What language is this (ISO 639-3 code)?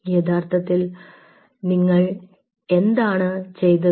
mal